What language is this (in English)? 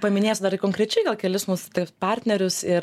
Lithuanian